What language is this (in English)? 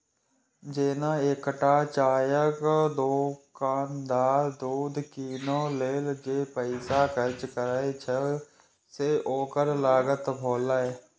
Maithili